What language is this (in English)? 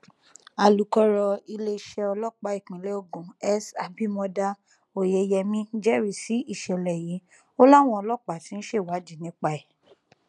Yoruba